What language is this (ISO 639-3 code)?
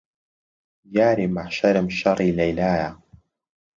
ckb